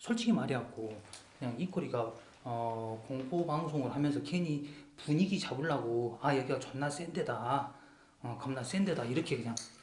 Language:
Korean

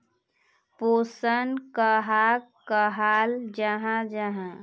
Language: Magahi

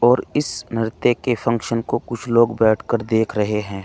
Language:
Hindi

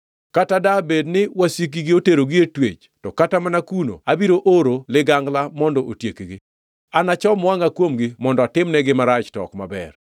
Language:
Luo (Kenya and Tanzania)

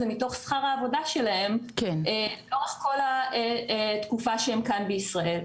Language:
Hebrew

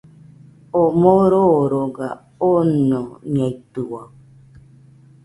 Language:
Nüpode Huitoto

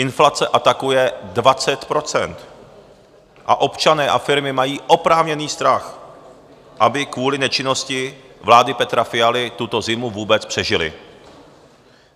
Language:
Czech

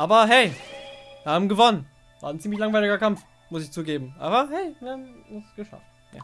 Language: German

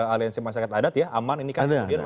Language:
Indonesian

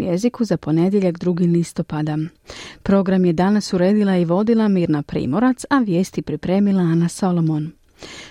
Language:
Croatian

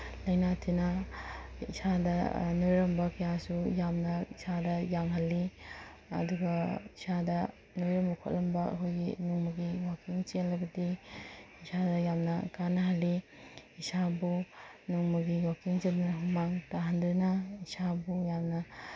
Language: Manipuri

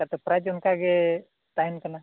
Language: Santali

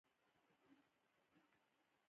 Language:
Pashto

